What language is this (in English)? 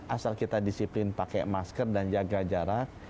Indonesian